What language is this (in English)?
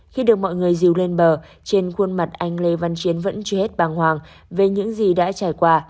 Vietnamese